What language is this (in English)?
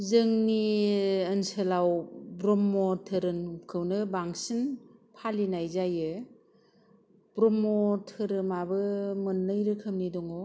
Bodo